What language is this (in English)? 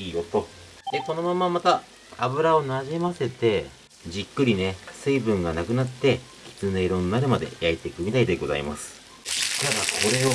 Japanese